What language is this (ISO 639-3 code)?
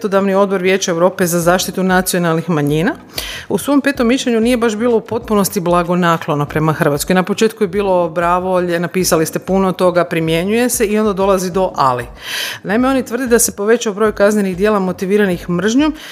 hrv